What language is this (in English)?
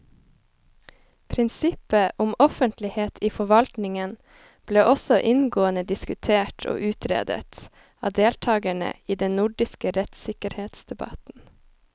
Norwegian